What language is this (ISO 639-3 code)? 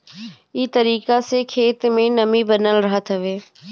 bho